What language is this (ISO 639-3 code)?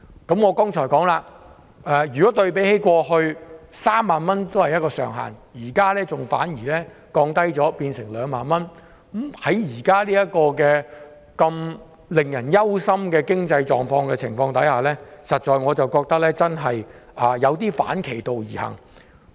yue